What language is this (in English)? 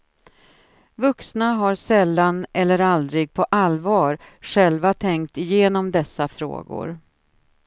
Swedish